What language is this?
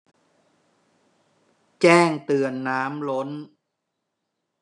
Thai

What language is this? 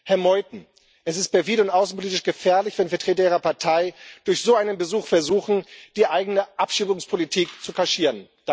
German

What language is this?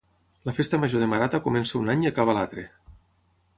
Catalan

